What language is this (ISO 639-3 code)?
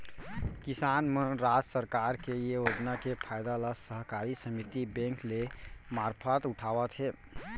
hne